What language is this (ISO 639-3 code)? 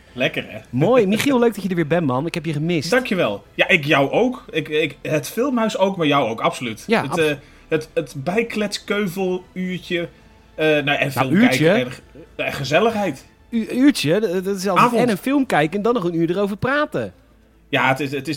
nld